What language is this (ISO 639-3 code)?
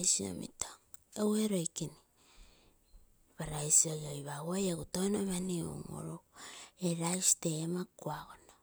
buo